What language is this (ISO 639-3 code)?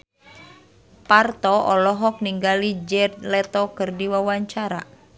sun